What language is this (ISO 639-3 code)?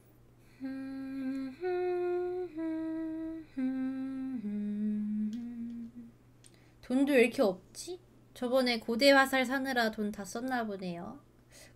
kor